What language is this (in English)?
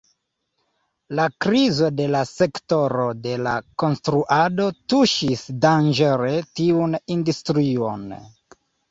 Esperanto